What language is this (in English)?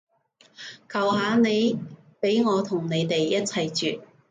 Cantonese